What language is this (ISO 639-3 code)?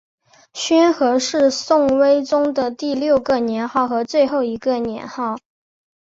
zho